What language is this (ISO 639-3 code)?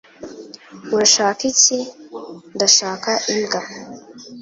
kin